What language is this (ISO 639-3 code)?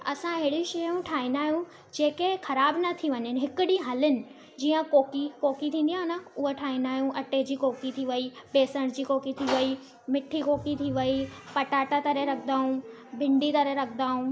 snd